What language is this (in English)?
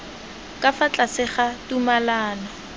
Tswana